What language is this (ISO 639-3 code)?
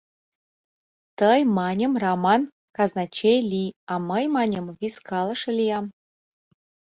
chm